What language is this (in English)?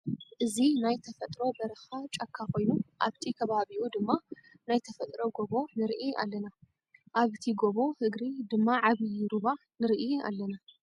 Tigrinya